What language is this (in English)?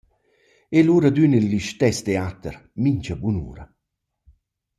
Romansh